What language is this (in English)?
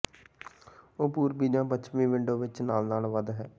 Punjabi